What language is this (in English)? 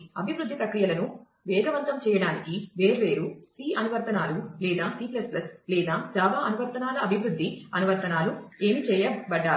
Telugu